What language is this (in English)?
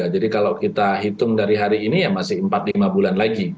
Indonesian